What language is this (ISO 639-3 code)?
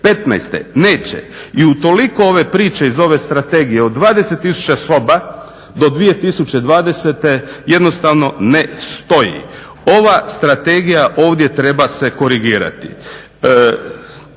hrv